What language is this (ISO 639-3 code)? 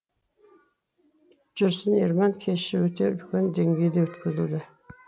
kaz